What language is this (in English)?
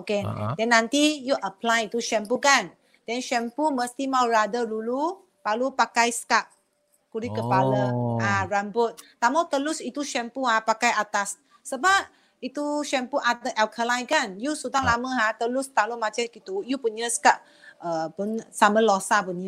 Malay